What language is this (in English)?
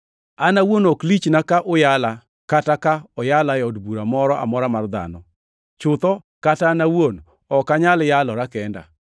Luo (Kenya and Tanzania)